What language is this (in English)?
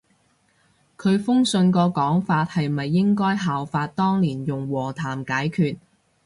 Cantonese